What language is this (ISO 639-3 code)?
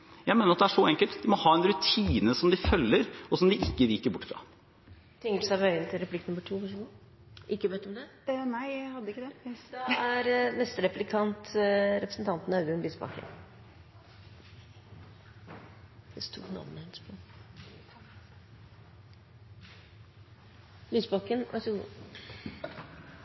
nor